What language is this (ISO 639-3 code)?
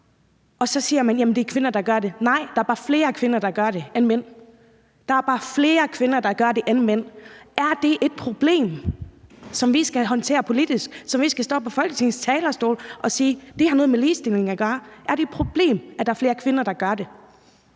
dan